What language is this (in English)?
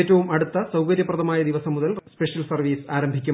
Malayalam